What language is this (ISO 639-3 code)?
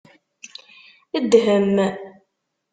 kab